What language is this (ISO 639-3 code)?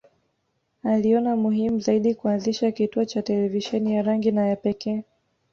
swa